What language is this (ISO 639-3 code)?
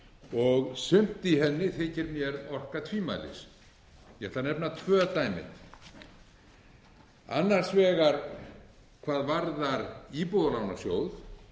isl